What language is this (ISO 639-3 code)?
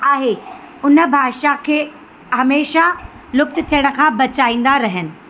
snd